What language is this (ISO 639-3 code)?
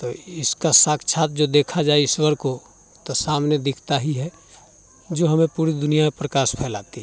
hin